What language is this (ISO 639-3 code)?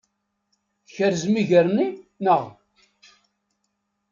kab